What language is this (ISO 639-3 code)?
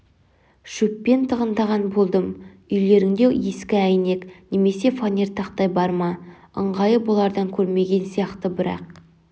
kaz